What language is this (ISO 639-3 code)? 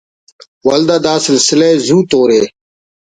brh